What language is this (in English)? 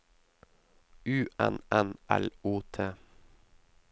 Norwegian